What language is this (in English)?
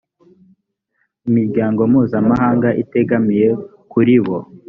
Kinyarwanda